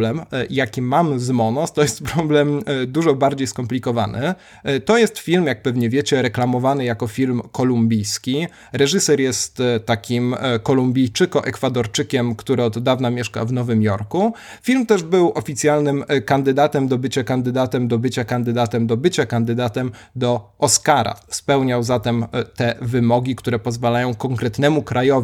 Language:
Polish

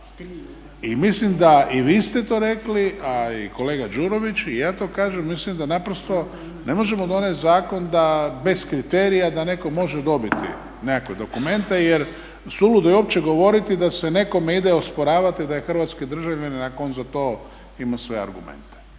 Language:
Croatian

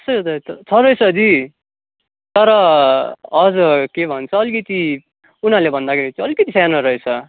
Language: Nepali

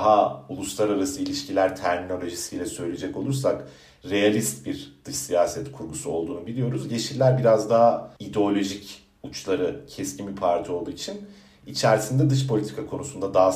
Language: Turkish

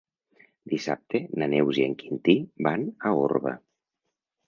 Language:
Catalan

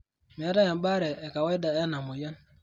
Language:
Masai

